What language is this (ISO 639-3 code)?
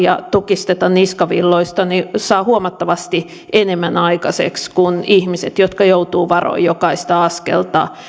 fin